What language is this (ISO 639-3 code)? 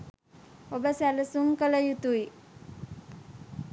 sin